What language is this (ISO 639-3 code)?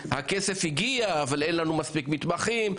heb